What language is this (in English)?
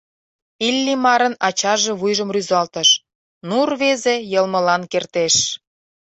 Mari